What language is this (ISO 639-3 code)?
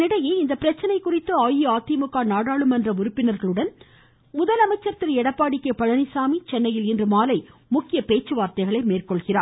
tam